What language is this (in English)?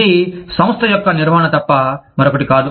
Telugu